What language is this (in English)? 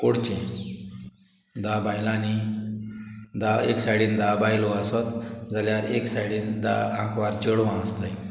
Konkani